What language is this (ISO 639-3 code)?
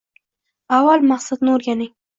uzb